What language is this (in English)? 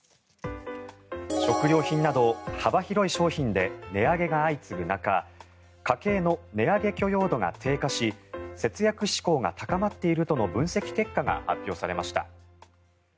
Japanese